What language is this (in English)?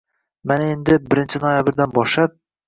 Uzbek